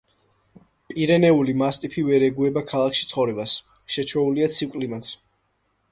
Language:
Georgian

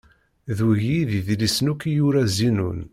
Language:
Kabyle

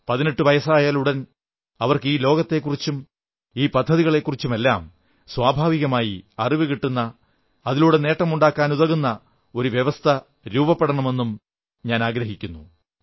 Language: Malayalam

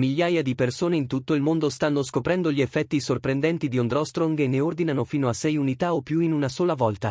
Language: Italian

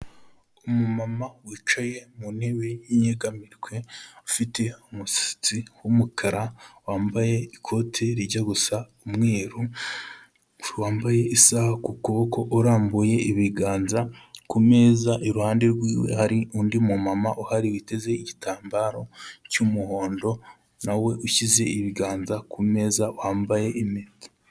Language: Kinyarwanda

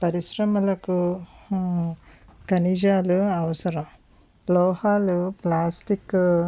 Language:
Telugu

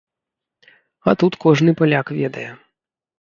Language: Belarusian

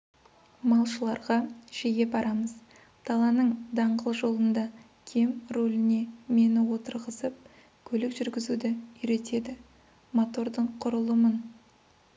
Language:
Kazakh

